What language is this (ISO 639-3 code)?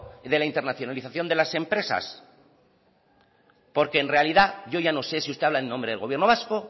spa